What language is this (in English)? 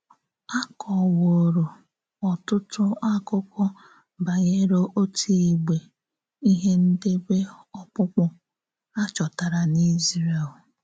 Igbo